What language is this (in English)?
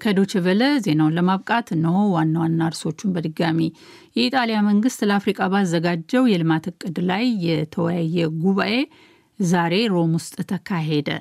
Amharic